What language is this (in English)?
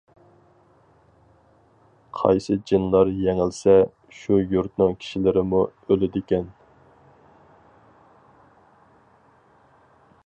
Uyghur